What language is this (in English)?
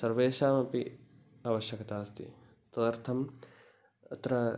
Sanskrit